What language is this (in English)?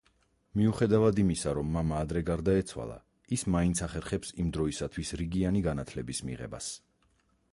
Georgian